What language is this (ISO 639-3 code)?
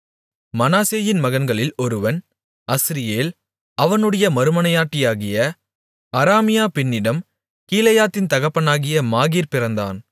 tam